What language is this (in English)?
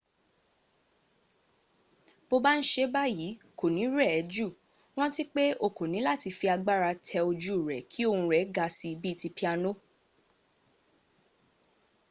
Yoruba